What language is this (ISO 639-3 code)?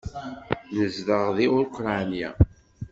kab